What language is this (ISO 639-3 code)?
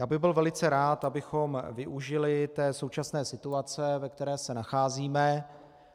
ces